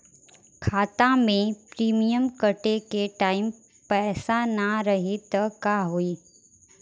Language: Bhojpuri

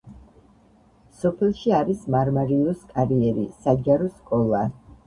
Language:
Georgian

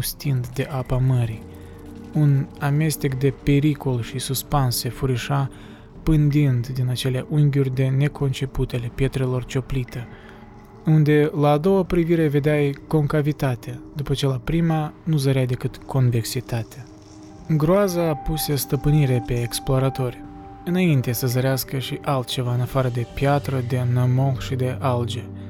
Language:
Romanian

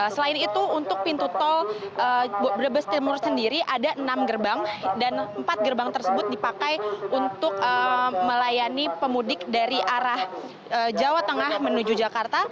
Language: Indonesian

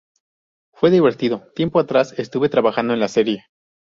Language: Spanish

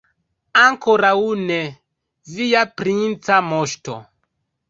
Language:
Esperanto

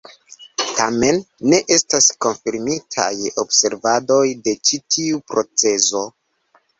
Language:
Esperanto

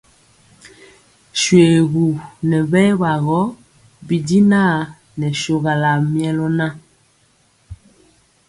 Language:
Mpiemo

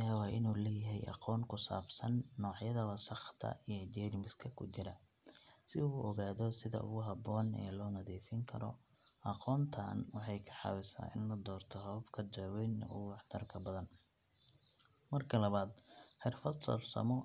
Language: Somali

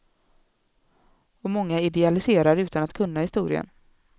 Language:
Swedish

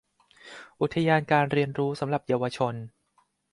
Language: Thai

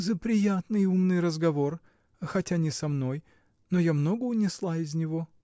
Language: Russian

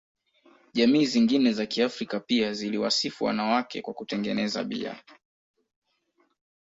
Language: Swahili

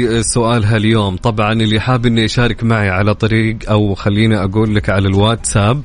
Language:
Arabic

